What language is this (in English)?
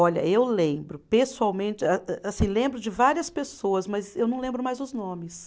Portuguese